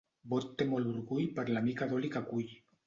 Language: Catalan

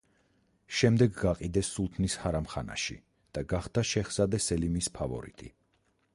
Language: Georgian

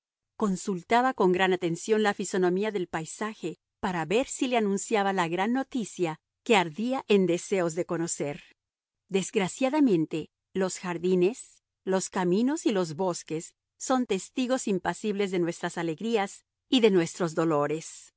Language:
Spanish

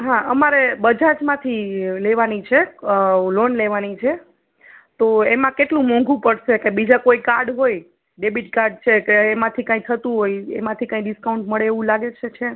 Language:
Gujarati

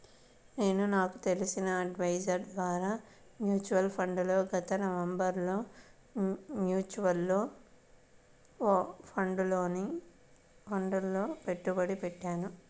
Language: Telugu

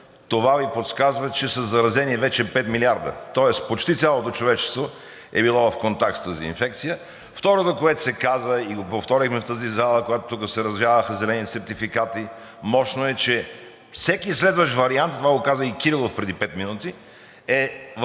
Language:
Bulgarian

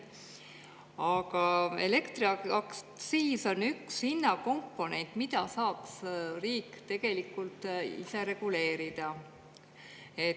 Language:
Estonian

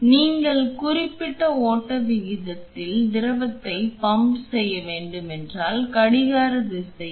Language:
Tamil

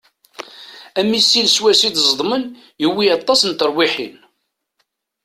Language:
Kabyle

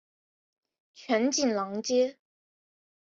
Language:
Chinese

